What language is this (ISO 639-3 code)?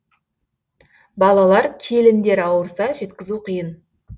kaz